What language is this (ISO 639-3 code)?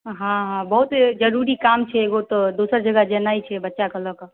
mai